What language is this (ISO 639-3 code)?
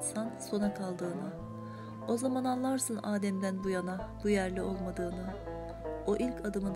tur